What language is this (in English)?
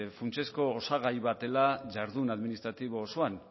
Basque